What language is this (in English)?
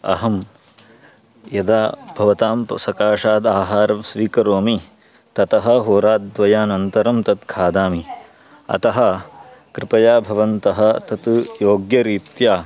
Sanskrit